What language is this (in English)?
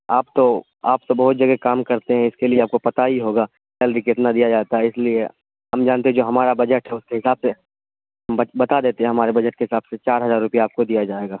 Urdu